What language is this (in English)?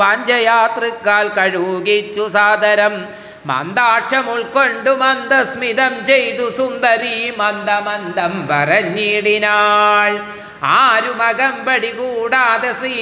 Malayalam